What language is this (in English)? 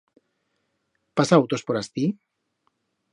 Aragonese